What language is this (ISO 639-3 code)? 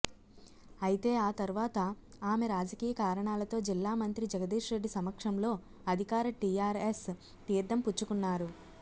tel